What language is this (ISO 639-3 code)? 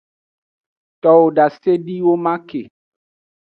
ajg